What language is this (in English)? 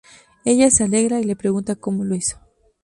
Spanish